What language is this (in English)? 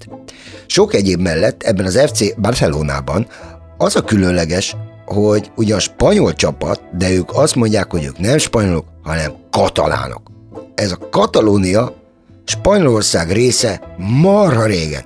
Hungarian